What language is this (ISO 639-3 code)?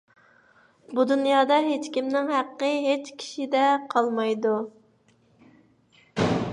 uig